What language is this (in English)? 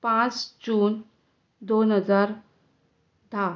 Konkani